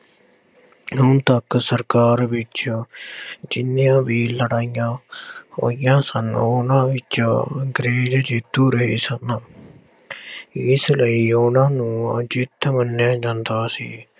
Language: Punjabi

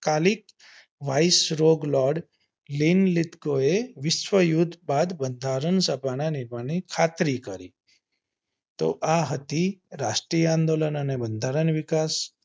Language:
Gujarati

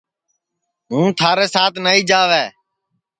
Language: Sansi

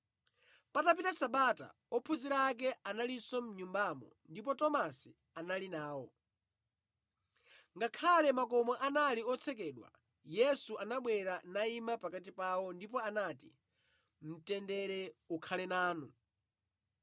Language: Nyanja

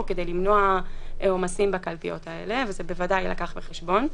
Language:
Hebrew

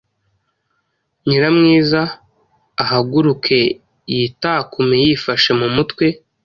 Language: Kinyarwanda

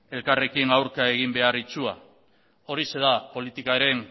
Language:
Basque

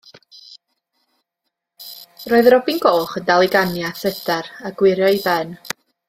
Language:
Welsh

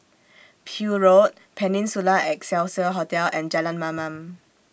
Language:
English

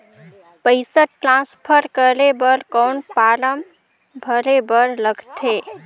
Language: Chhattisgarhi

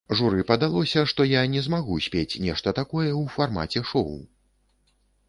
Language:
Belarusian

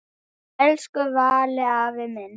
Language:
Icelandic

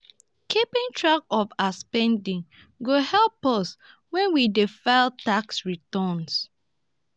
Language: Nigerian Pidgin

